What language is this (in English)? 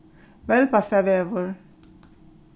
Faroese